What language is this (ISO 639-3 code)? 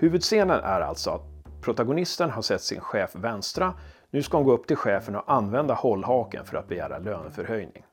swe